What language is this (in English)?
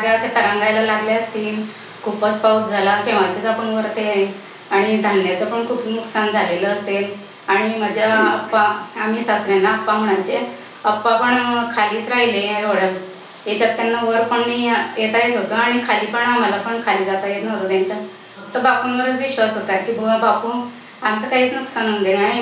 Romanian